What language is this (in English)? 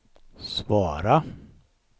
Swedish